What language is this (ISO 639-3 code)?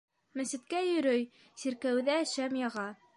bak